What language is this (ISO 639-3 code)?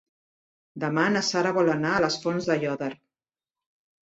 cat